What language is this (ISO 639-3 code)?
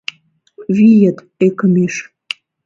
chm